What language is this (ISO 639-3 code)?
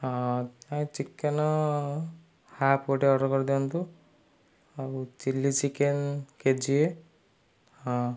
ori